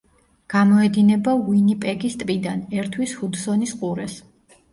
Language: Georgian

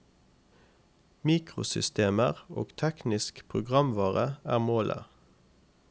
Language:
Norwegian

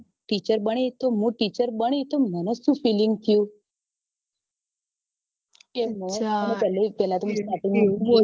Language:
Gujarati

